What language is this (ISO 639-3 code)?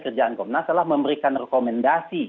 ind